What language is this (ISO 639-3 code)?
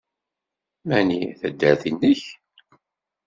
kab